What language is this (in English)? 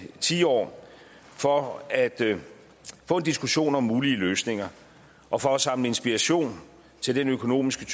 Danish